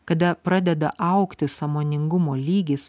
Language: Lithuanian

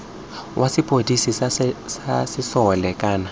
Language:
Tswana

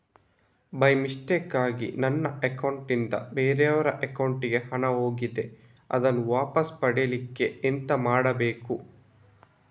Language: Kannada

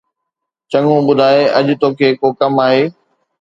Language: Sindhi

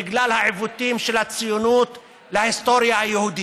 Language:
Hebrew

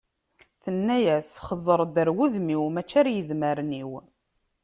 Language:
Kabyle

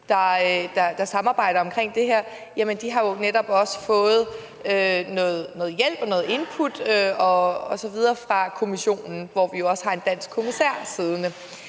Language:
Danish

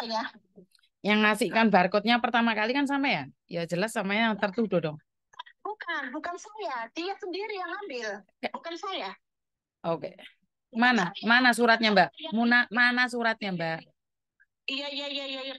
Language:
Indonesian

